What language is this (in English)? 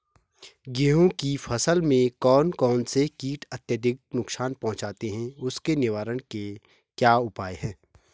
Hindi